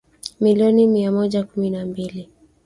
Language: Swahili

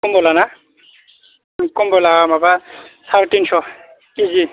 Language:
Bodo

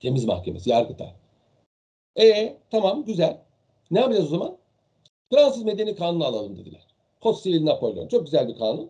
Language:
Turkish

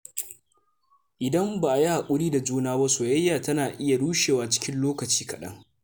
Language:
Hausa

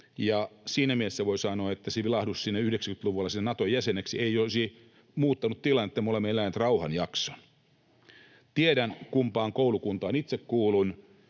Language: Finnish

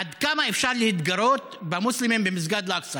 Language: Hebrew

